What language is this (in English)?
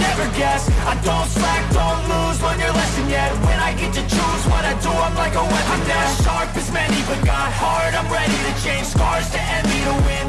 English